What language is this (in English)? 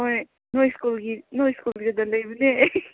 Manipuri